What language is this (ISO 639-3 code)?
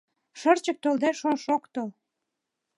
chm